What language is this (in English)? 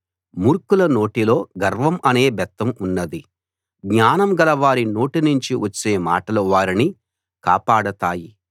Telugu